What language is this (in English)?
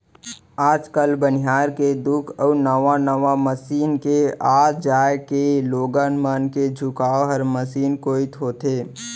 Chhattisgarhi